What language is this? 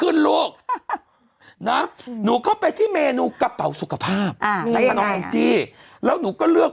Thai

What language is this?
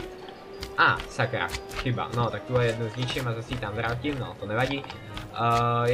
Czech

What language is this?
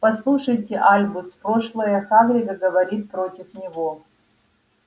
Russian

